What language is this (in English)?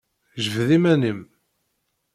Kabyle